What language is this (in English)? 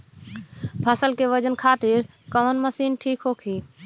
Bhojpuri